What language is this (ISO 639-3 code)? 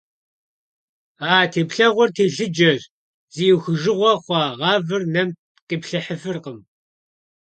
kbd